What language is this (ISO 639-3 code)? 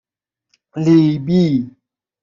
fas